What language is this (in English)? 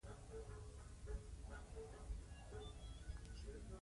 Pashto